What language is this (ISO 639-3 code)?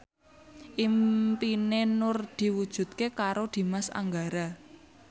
jav